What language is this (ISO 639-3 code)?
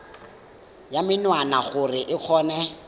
tsn